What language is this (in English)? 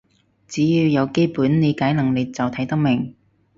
Cantonese